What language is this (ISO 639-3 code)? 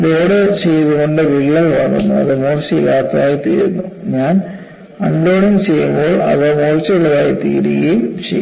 mal